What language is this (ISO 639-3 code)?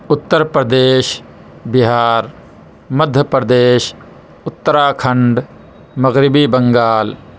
urd